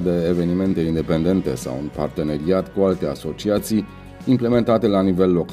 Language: Romanian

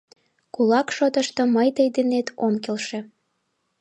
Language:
Mari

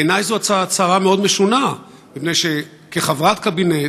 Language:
Hebrew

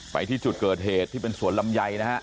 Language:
Thai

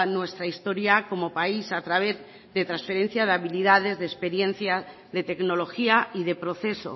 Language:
Spanish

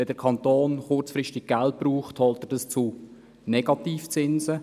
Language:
Swiss German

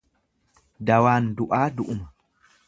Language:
Oromo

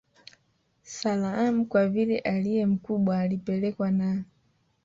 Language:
Swahili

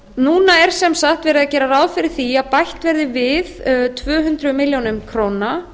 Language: Icelandic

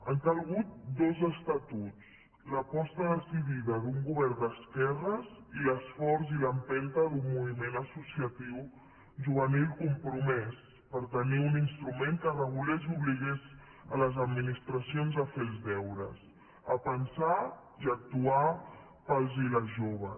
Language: Catalan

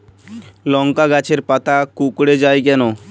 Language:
Bangla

